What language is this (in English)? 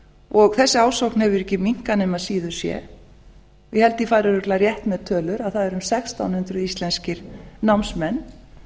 Icelandic